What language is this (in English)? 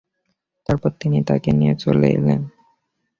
Bangla